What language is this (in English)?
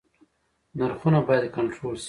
Pashto